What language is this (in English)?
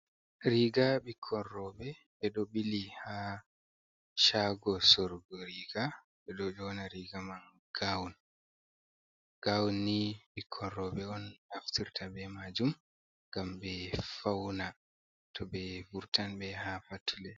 Fula